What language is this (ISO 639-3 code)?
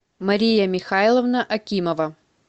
rus